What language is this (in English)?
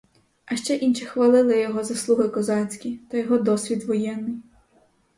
Ukrainian